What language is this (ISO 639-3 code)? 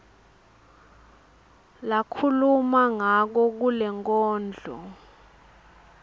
ssw